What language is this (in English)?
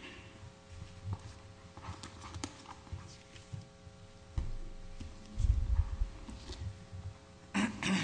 English